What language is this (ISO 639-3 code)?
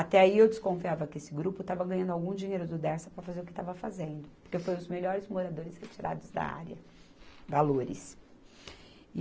por